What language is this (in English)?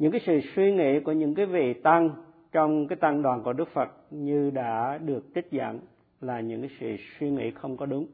Vietnamese